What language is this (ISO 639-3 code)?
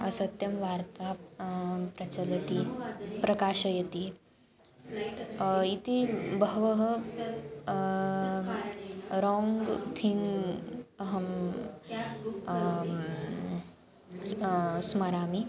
san